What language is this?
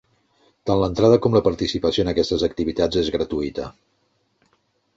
Catalan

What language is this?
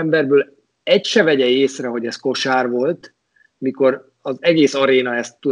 Hungarian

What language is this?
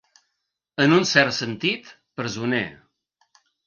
Catalan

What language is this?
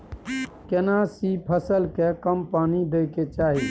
Maithili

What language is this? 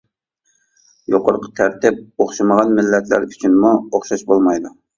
Uyghur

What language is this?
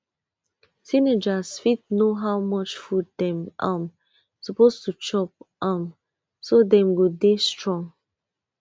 Nigerian Pidgin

